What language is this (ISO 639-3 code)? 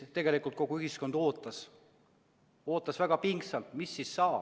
est